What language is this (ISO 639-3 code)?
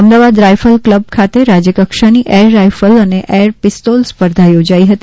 guj